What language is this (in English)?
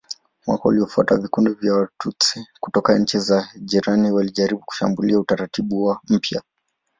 Swahili